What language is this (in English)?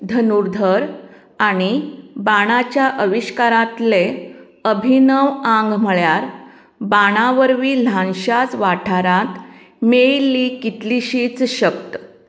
Konkani